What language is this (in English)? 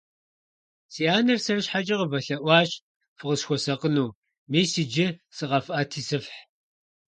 Kabardian